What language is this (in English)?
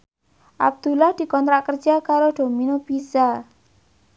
Javanese